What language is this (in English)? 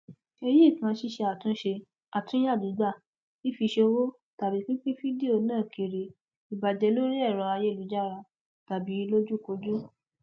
Yoruba